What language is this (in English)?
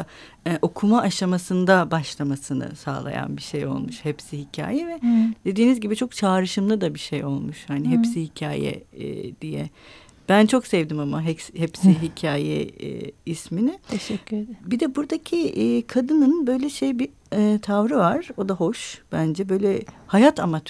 Turkish